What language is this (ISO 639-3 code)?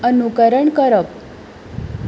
kok